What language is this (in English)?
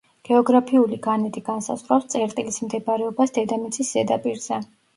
Georgian